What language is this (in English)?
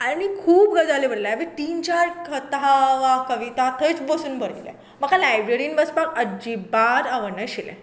Konkani